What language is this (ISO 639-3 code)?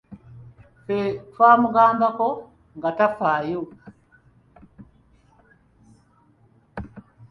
lug